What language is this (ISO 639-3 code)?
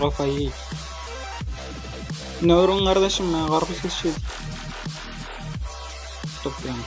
tur